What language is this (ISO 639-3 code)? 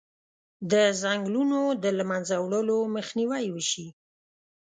pus